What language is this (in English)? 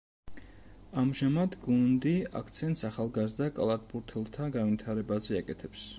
Georgian